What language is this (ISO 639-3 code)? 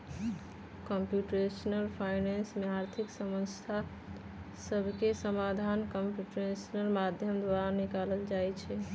mag